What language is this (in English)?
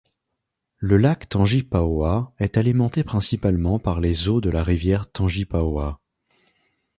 French